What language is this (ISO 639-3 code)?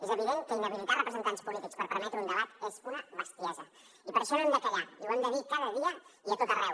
cat